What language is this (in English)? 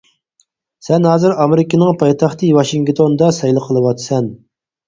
Uyghur